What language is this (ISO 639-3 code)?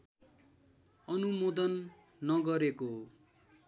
nep